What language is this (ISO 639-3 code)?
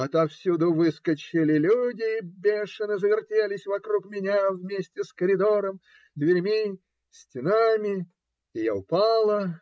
rus